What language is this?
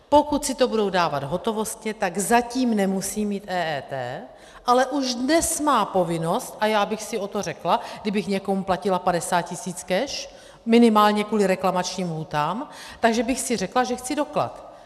Czech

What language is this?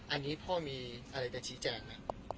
Thai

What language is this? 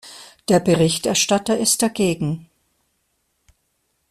German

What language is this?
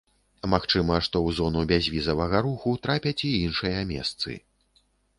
Belarusian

